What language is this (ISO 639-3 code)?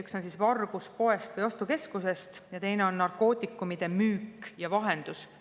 est